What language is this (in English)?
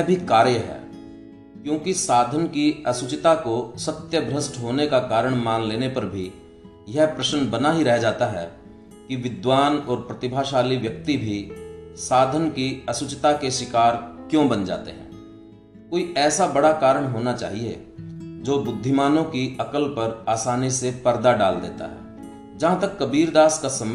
Hindi